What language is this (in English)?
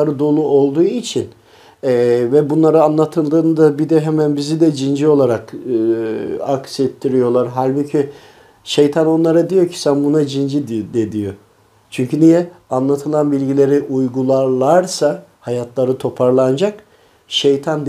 Turkish